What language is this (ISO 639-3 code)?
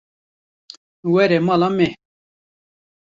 kur